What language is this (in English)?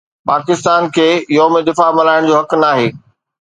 Sindhi